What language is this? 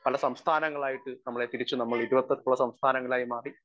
Malayalam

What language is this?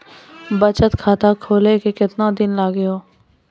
Maithili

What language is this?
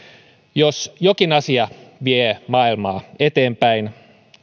Finnish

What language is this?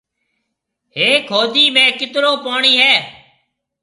Marwari (Pakistan)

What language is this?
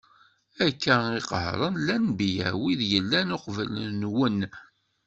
Kabyle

